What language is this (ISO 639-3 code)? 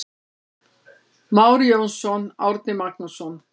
isl